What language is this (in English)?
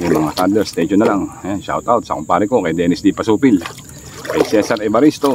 Filipino